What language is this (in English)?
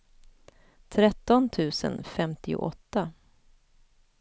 Swedish